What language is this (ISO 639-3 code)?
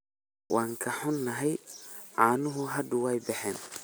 som